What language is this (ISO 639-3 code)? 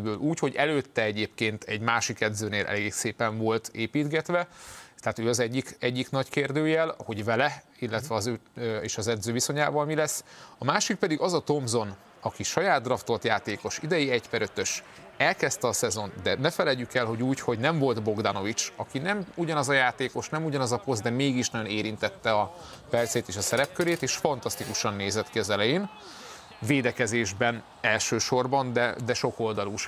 hun